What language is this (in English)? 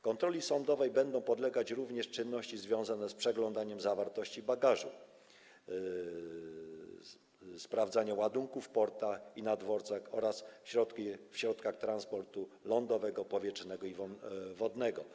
Polish